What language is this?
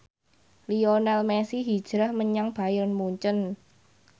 Javanese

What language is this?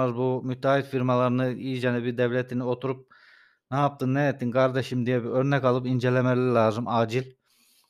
Turkish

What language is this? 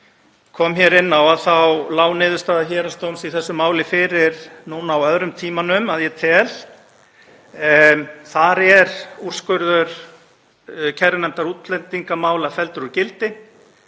Icelandic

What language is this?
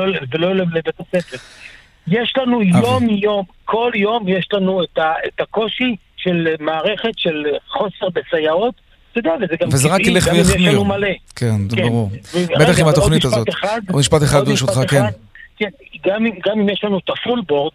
Hebrew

